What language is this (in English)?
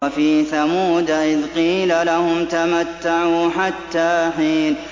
Arabic